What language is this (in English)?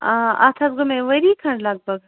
Kashmiri